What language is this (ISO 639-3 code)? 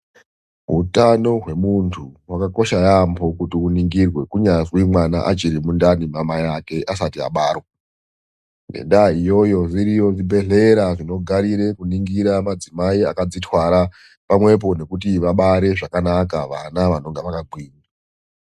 ndc